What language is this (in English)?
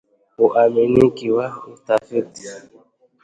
Swahili